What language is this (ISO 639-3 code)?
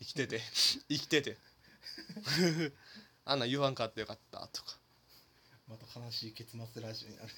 jpn